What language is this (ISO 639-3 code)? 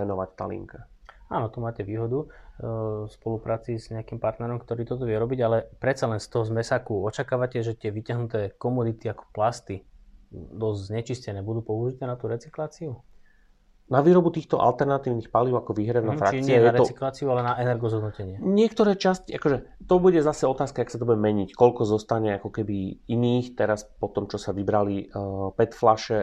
slk